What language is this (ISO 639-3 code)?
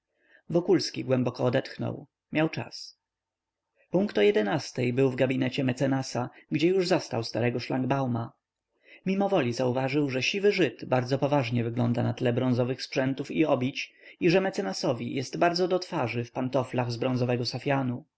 pol